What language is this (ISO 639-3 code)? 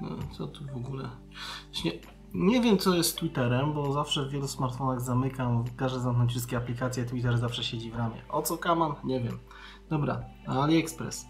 pol